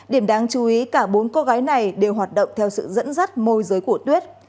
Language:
Vietnamese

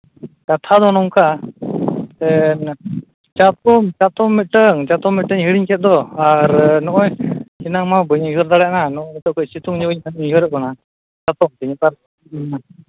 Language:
Santali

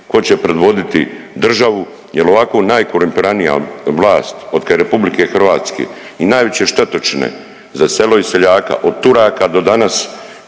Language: Croatian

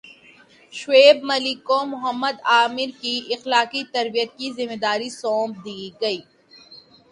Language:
Urdu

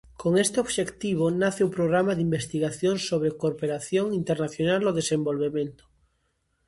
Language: Galician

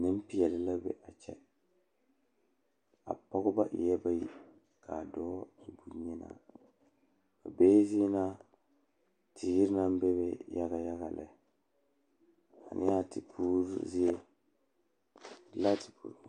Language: Southern Dagaare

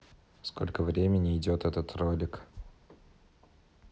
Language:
Russian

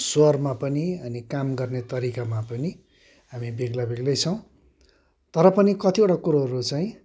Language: Nepali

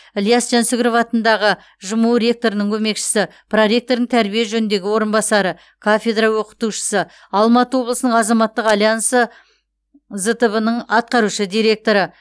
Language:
Kazakh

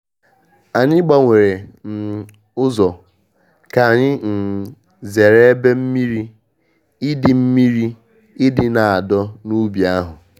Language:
Igbo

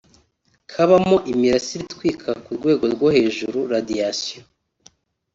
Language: Kinyarwanda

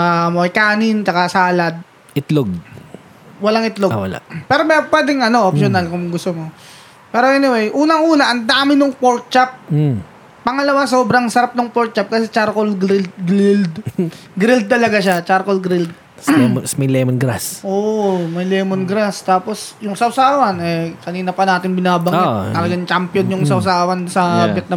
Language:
Filipino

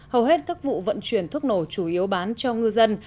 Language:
Vietnamese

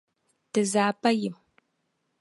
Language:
Dagbani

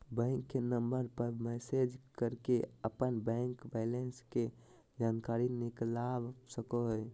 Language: Magahi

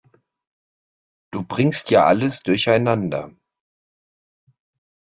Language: German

